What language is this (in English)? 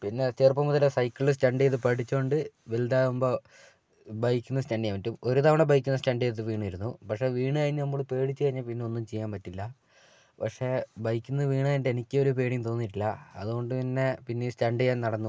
Malayalam